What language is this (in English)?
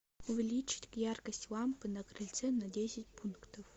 Russian